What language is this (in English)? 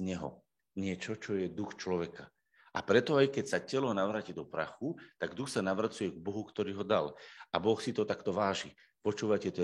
Slovak